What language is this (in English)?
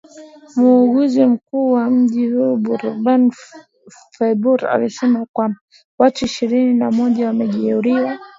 Swahili